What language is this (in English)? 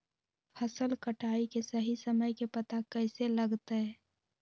Magahi